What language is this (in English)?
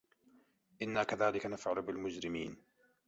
Arabic